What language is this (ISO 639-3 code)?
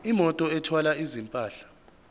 zul